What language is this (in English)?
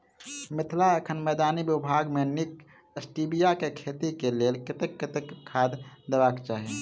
Maithili